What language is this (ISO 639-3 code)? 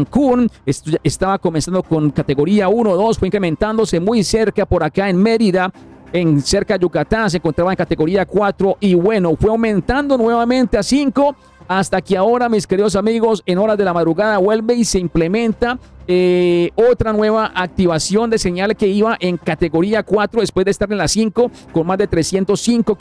spa